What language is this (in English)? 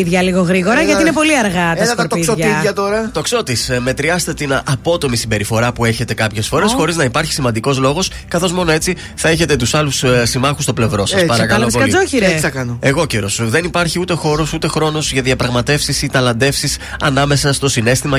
Greek